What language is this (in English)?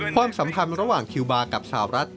Thai